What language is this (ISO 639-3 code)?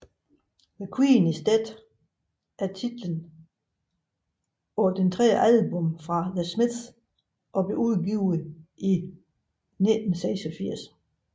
dan